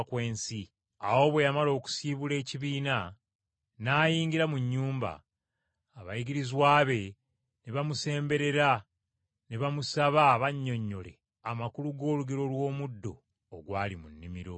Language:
Ganda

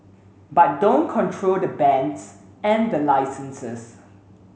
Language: English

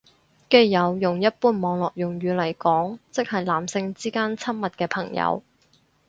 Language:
Cantonese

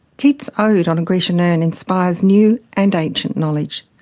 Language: English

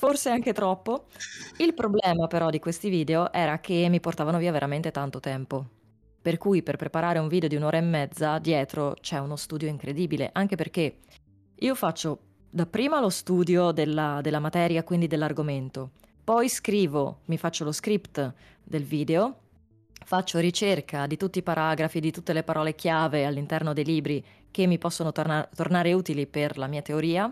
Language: Italian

